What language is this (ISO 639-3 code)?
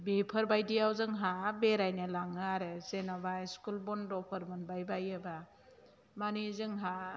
brx